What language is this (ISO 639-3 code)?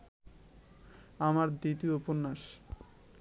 ben